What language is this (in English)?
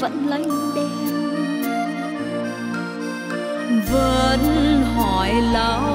Vietnamese